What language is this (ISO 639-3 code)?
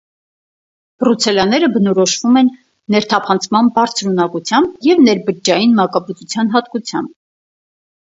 hye